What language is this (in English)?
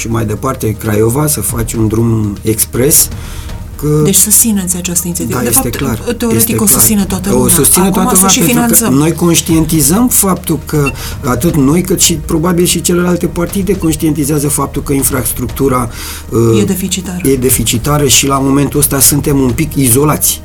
Romanian